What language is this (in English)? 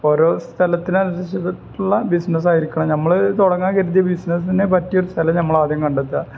Malayalam